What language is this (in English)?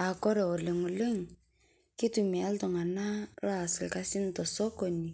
Masai